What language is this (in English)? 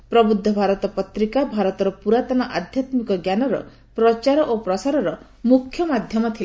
Odia